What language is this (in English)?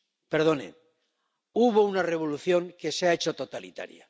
Spanish